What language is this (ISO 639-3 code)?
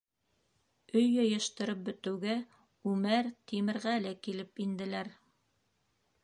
bak